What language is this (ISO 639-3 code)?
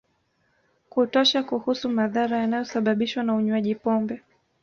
swa